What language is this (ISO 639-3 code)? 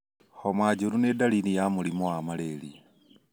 kik